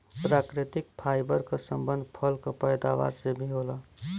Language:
Bhojpuri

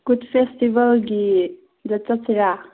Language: Manipuri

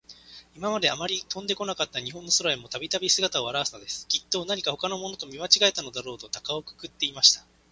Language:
Japanese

